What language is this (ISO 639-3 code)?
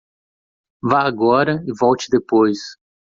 por